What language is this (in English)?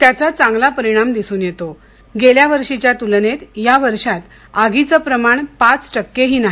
Marathi